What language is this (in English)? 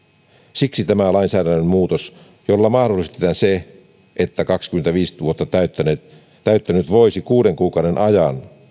Finnish